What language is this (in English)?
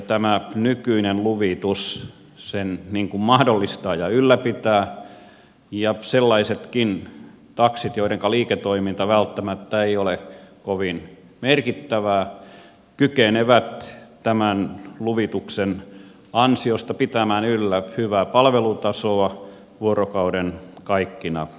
Finnish